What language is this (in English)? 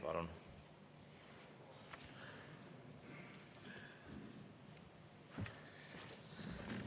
Estonian